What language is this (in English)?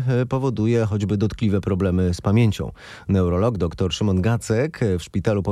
Polish